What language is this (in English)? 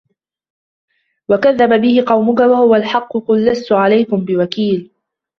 Arabic